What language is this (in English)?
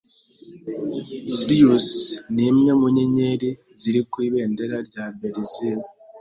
Kinyarwanda